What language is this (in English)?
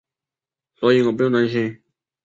Chinese